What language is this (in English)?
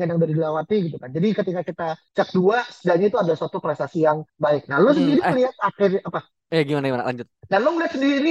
Indonesian